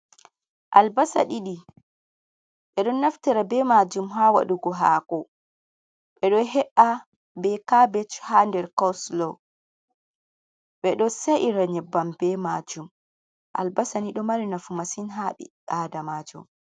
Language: Fula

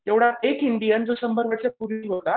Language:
Marathi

